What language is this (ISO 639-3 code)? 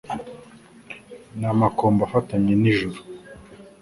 kin